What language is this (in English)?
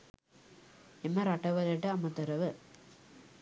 Sinhala